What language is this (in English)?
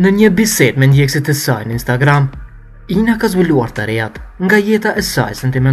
Italian